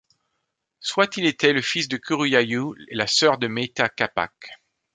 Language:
French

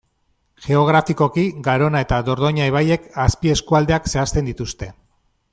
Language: Basque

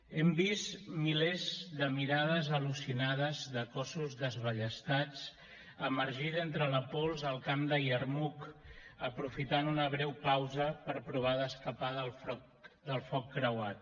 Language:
Catalan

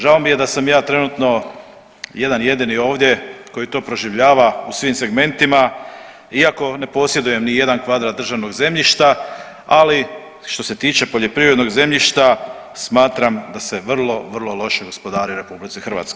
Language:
Croatian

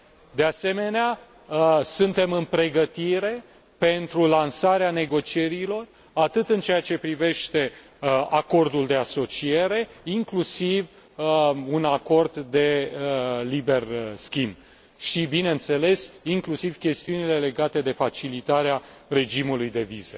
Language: Romanian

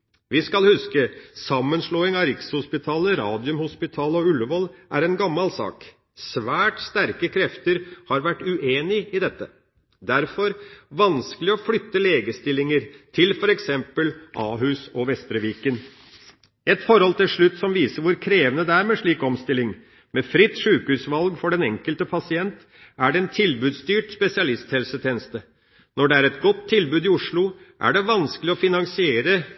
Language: Norwegian Bokmål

